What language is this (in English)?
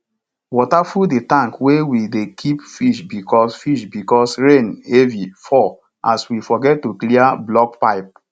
Nigerian Pidgin